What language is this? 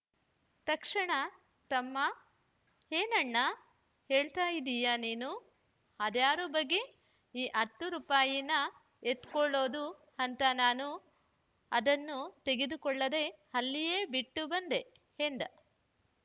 Kannada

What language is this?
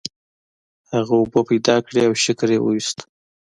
Pashto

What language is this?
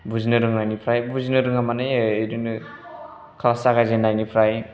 Bodo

